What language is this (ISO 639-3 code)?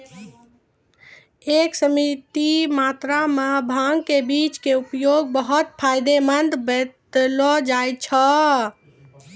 mai